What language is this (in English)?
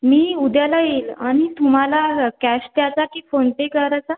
Marathi